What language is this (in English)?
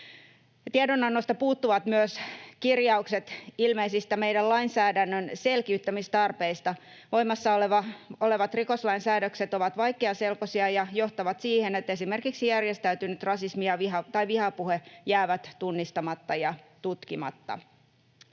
Finnish